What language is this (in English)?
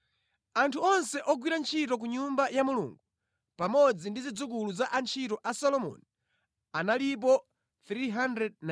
Nyanja